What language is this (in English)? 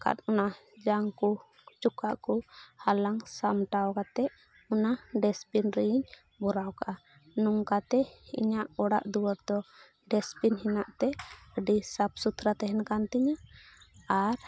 Santali